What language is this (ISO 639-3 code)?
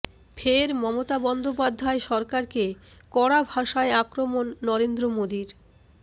ben